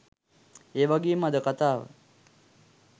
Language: Sinhala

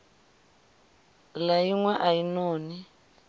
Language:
Venda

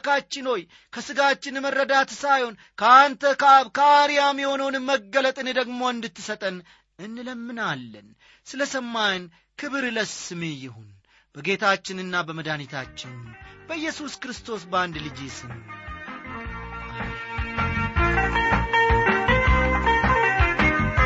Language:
Amharic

